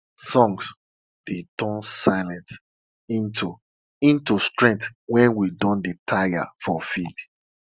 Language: Nigerian Pidgin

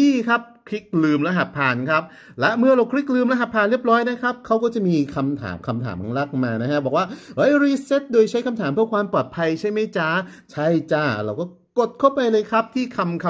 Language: Thai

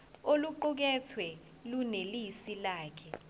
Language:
Zulu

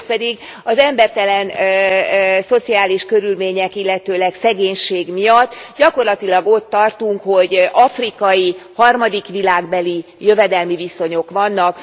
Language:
Hungarian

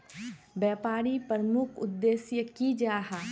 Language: Magahi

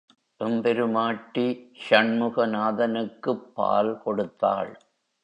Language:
Tamil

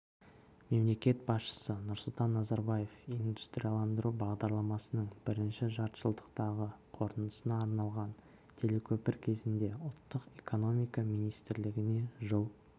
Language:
Kazakh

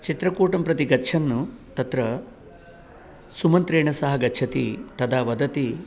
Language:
Sanskrit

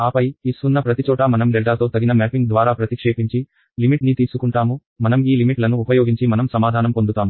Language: Telugu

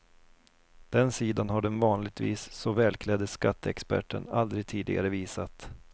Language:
Swedish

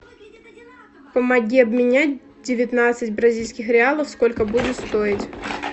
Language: Russian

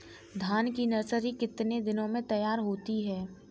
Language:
Hindi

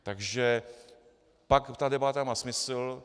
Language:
Czech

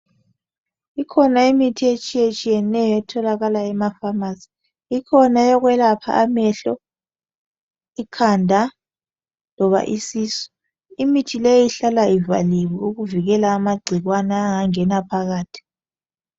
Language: North Ndebele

